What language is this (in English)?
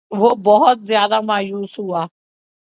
Urdu